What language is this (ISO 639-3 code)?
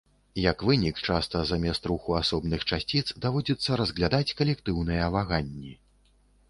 bel